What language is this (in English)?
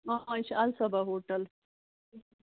Kashmiri